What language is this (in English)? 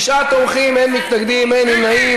Hebrew